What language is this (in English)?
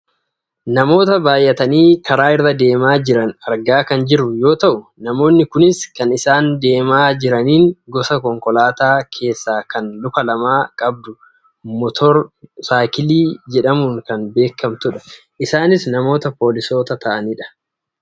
Oromo